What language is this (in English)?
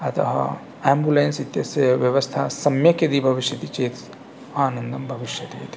Sanskrit